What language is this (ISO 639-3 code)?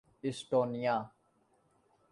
urd